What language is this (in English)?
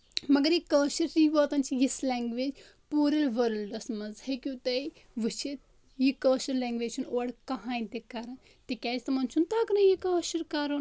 Kashmiri